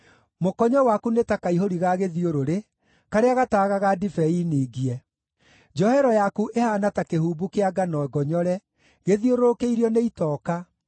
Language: Kikuyu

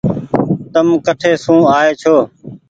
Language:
Goaria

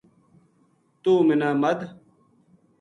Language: Gujari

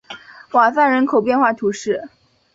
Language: Chinese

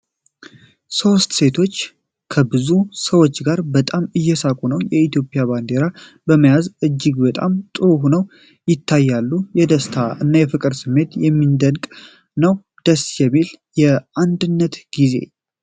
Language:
Amharic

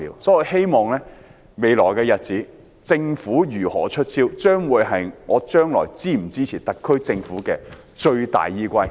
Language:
Cantonese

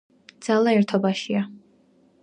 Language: Georgian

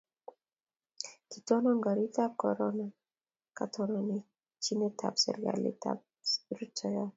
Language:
Kalenjin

